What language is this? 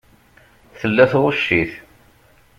Kabyle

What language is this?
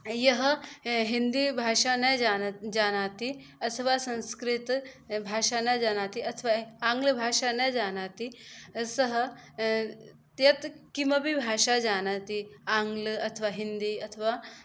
Sanskrit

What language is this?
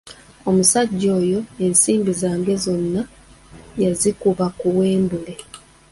Ganda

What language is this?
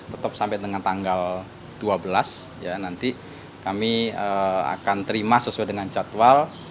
Indonesian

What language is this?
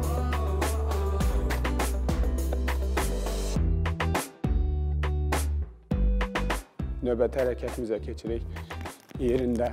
Turkish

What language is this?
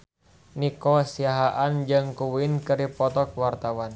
Sundanese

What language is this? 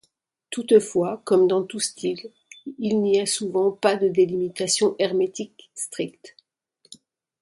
French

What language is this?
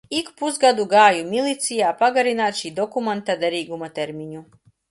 Latvian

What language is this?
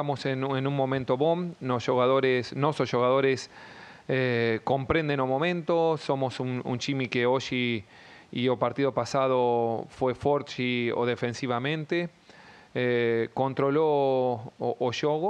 Portuguese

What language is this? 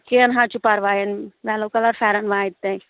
Kashmiri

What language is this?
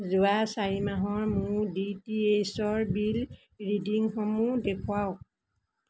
Assamese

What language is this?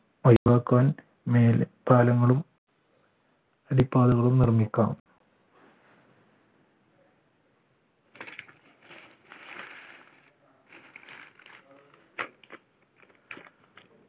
Malayalam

